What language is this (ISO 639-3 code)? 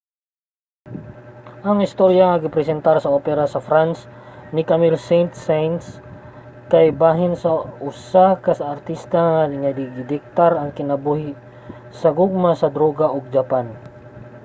ceb